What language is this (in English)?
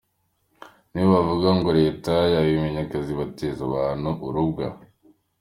Kinyarwanda